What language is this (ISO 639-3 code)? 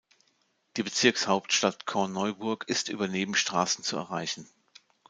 deu